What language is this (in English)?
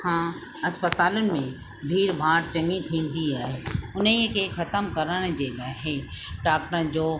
Sindhi